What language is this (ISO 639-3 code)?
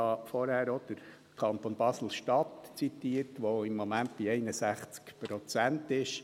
gsw